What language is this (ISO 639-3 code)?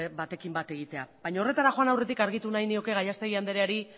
eus